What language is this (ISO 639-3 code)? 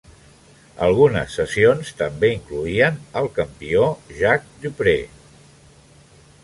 cat